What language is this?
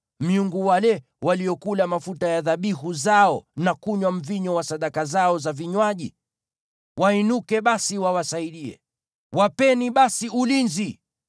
Swahili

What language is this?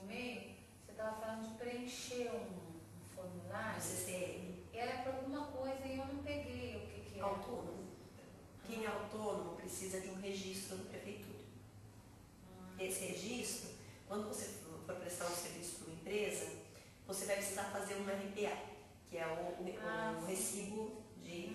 Portuguese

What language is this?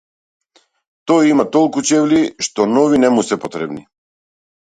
Macedonian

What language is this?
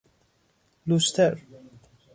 Persian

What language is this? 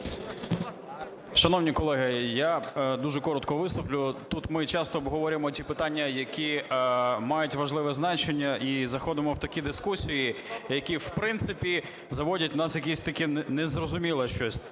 Ukrainian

